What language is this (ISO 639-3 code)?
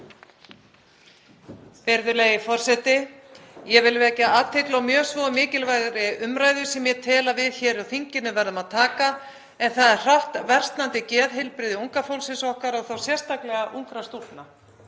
isl